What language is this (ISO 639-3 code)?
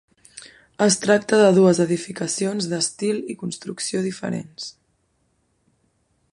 cat